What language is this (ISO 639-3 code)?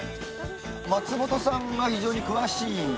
jpn